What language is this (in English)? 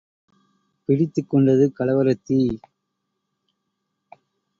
Tamil